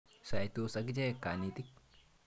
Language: Kalenjin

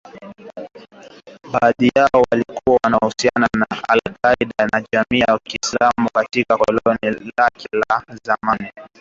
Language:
Swahili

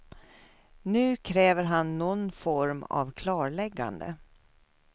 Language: Swedish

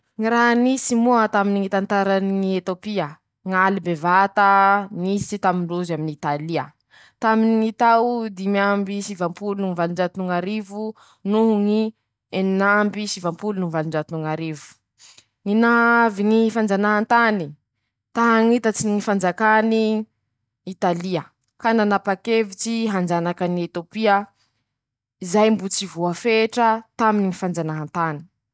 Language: Masikoro Malagasy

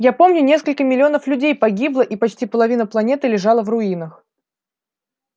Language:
Russian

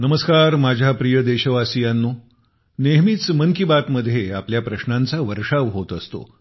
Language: Marathi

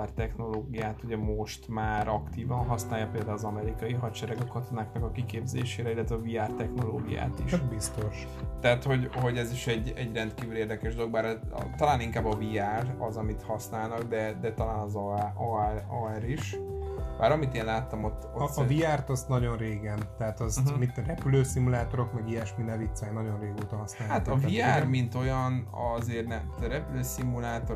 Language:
Hungarian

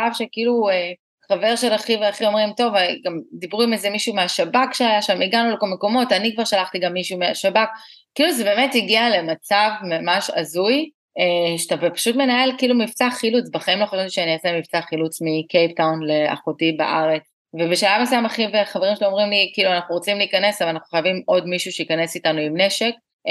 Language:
Hebrew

